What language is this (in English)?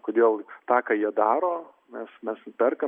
Lithuanian